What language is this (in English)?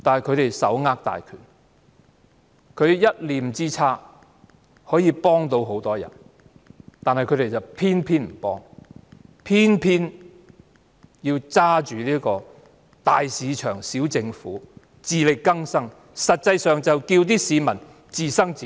Cantonese